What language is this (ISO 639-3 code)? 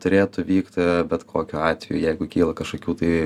lit